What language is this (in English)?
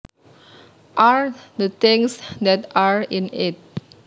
Javanese